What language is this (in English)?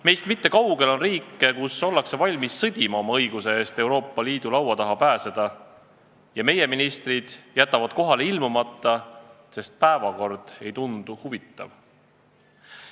Estonian